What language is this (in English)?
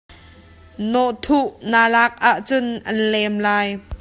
Hakha Chin